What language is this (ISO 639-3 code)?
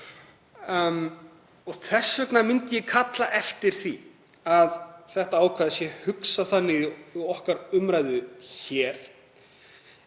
isl